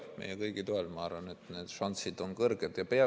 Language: Estonian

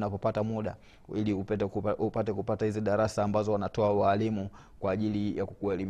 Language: Swahili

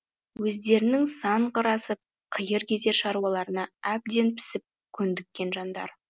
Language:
Kazakh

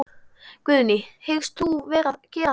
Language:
Icelandic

